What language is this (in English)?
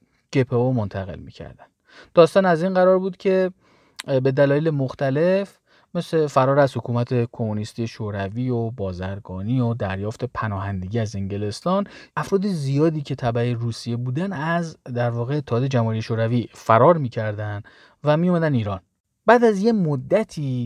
Persian